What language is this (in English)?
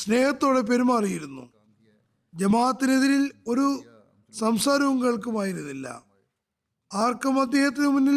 Malayalam